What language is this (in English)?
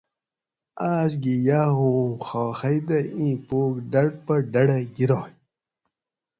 Gawri